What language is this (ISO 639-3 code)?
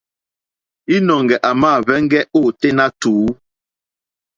bri